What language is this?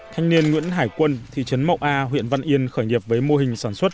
Vietnamese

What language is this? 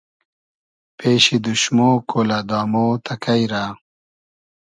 Hazaragi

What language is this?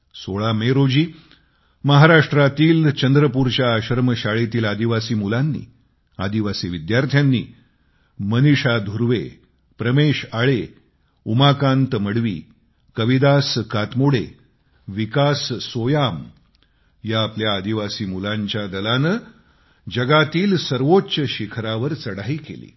Marathi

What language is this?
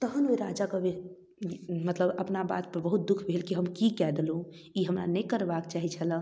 Maithili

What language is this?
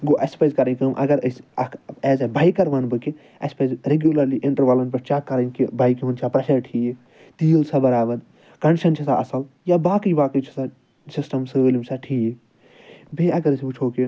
Kashmiri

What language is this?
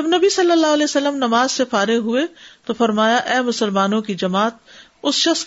Urdu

